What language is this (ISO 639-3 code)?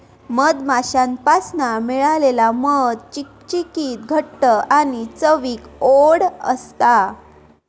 mar